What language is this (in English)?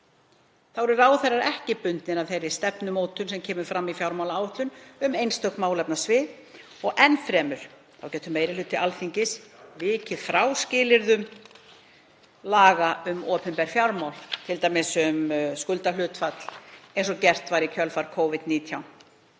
Icelandic